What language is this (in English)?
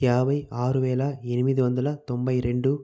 Telugu